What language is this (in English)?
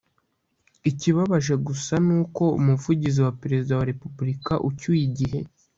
Kinyarwanda